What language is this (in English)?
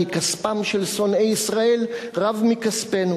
Hebrew